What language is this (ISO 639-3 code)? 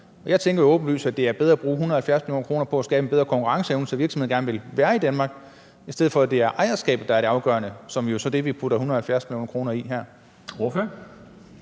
dan